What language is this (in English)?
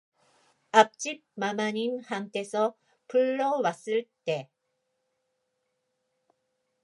Korean